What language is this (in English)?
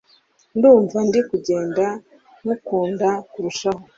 Kinyarwanda